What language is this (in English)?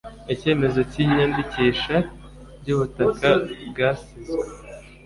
Kinyarwanda